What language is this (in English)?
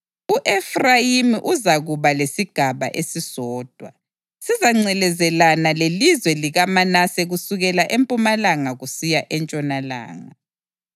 North Ndebele